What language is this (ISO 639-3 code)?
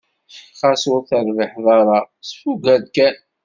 kab